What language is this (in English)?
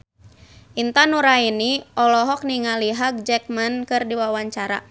Sundanese